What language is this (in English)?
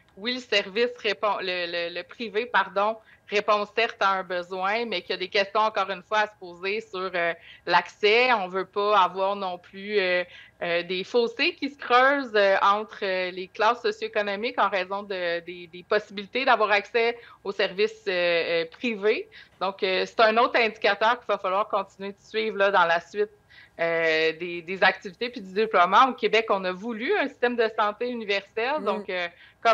French